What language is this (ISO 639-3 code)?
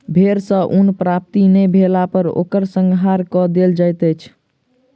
mai